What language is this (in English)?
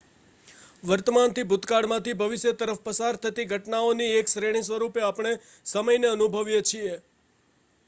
Gujarati